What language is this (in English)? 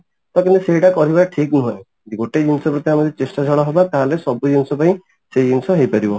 Odia